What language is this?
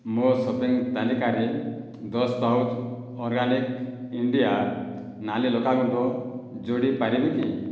Odia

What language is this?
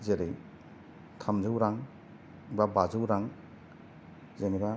Bodo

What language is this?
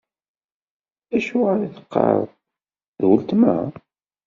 Kabyle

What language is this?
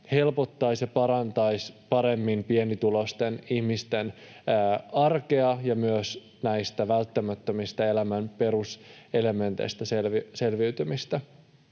Finnish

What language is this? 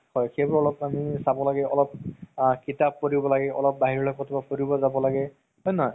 Assamese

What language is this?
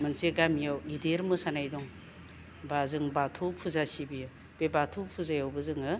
Bodo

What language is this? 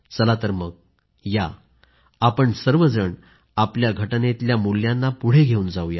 Marathi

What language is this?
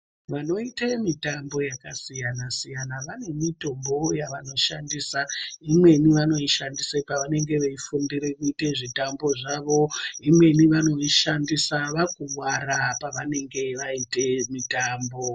Ndau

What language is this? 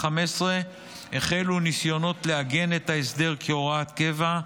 Hebrew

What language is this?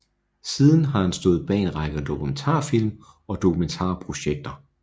Danish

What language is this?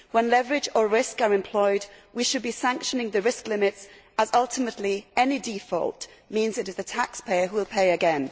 English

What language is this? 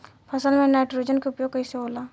Bhojpuri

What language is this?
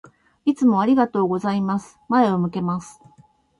Japanese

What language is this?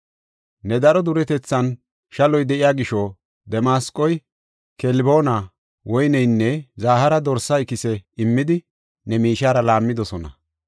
Gofa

